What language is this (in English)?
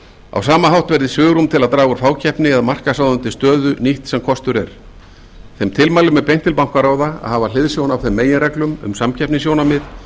Icelandic